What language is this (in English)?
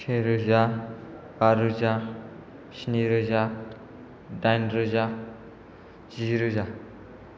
Bodo